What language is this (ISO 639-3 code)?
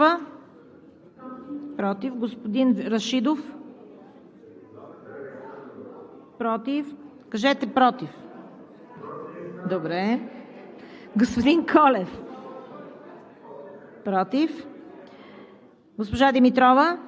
bul